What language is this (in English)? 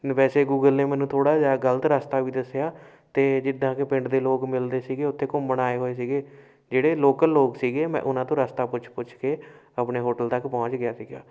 Punjabi